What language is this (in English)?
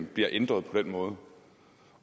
Danish